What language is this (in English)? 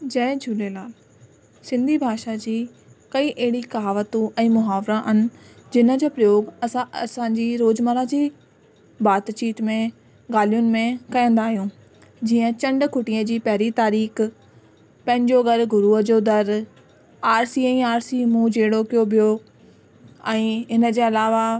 Sindhi